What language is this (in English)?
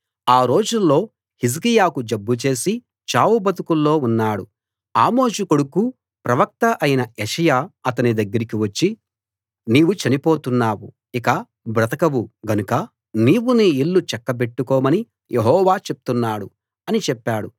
Telugu